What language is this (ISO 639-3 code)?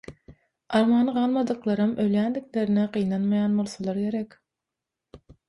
tuk